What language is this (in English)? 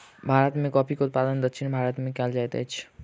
Maithili